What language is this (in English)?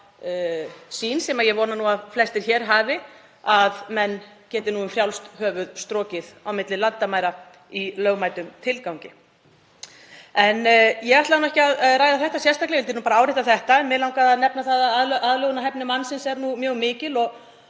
Icelandic